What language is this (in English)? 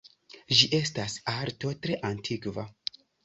Esperanto